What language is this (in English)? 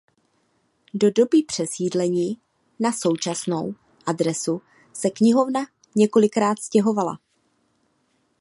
Czech